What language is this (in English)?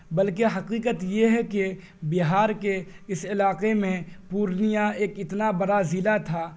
Urdu